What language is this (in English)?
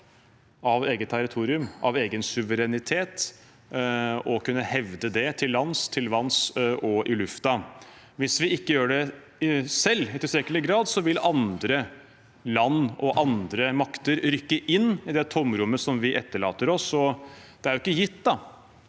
Norwegian